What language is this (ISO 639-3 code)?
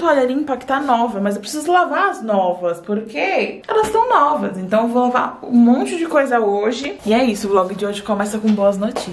por